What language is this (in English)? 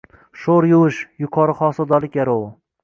Uzbek